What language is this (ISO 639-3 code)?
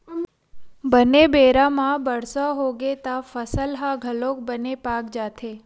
hne